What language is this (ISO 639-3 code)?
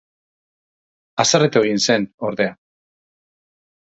eus